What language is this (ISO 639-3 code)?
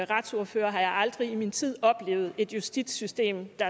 dan